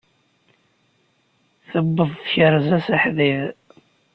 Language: Kabyle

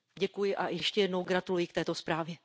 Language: Czech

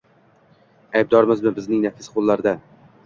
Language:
Uzbek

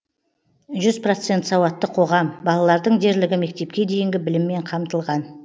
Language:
Kazakh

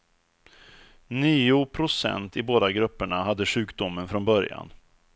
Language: Swedish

